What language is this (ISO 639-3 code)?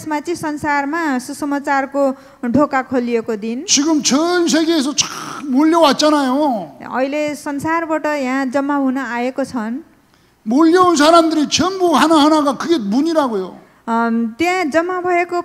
kor